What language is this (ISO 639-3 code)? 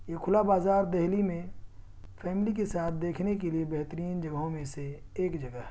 urd